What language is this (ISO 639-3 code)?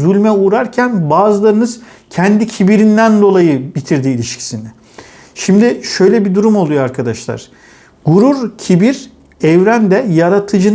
tur